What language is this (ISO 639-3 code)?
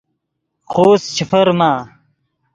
ydg